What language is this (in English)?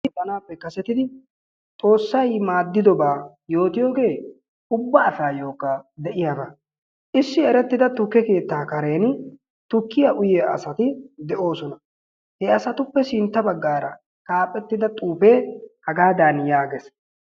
Wolaytta